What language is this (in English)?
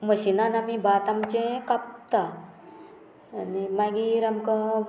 Konkani